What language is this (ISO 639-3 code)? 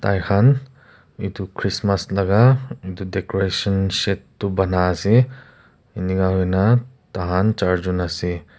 nag